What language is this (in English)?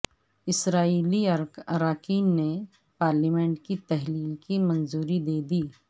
Urdu